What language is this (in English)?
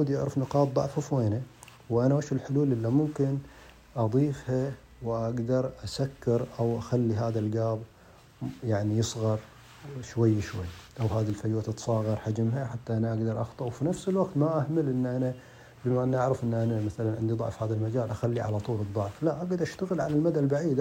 Arabic